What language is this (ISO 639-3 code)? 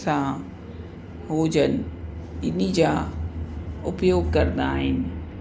snd